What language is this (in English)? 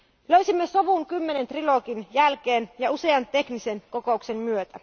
Finnish